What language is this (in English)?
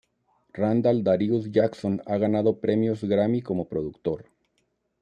Spanish